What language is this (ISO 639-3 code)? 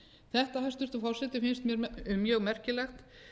isl